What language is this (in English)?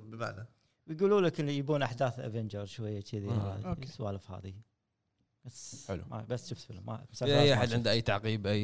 Arabic